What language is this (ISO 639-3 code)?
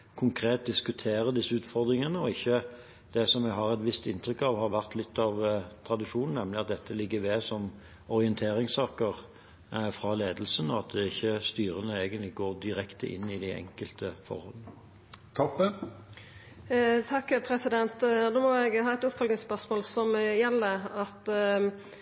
nor